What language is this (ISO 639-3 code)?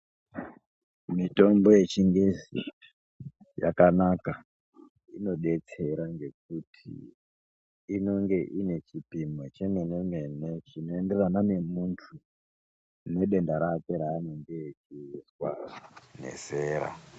ndc